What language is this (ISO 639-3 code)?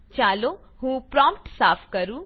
guj